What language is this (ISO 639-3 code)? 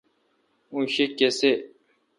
xka